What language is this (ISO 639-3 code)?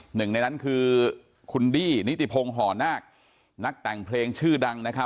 tha